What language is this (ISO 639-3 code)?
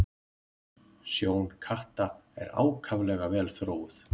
isl